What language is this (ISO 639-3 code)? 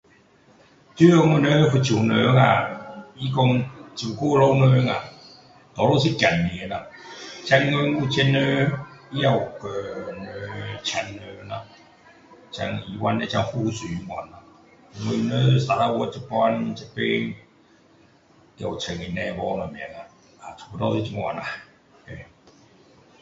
cdo